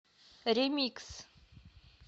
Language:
Russian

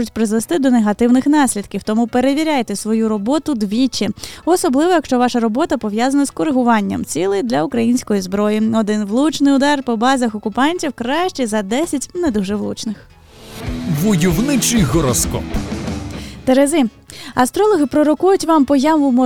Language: Ukrainian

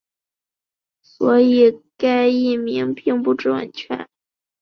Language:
Chinese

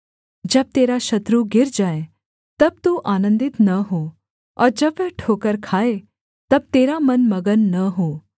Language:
Hindi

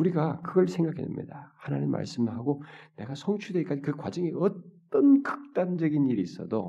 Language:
Korean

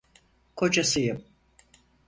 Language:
Turkish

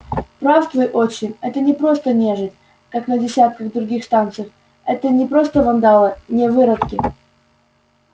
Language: Russian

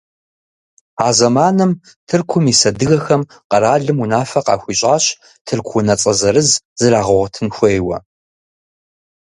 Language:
Kabardian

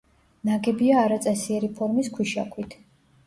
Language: Georgian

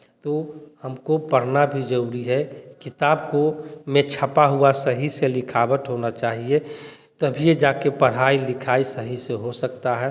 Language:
Hindi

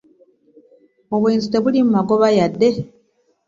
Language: Ganda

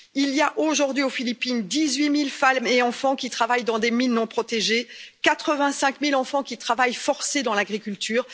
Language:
French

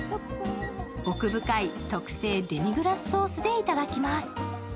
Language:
Japanese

